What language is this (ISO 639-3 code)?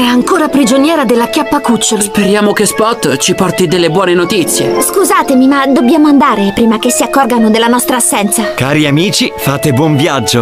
ita